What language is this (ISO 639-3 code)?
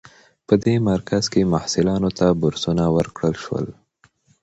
pus